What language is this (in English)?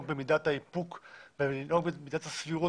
Hebrew